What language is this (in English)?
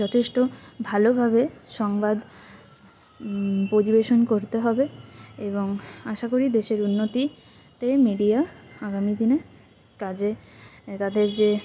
Bangla